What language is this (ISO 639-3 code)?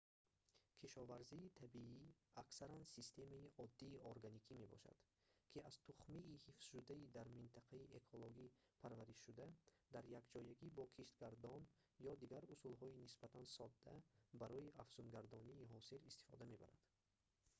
tgk